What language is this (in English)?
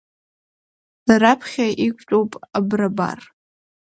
Abkhazian